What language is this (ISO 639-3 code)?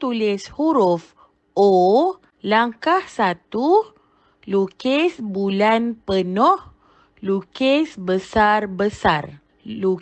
msa